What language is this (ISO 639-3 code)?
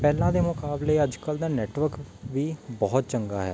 pan